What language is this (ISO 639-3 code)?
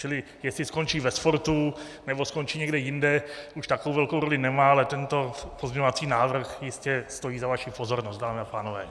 ces